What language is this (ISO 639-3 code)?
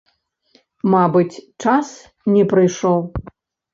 bel